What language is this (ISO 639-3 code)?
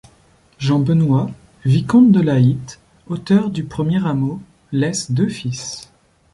fra